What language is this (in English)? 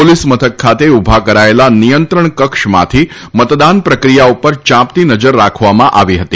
Gujarati